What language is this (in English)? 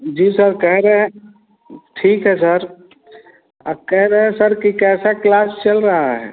Hindi